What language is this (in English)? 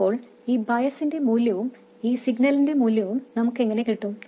Malayalam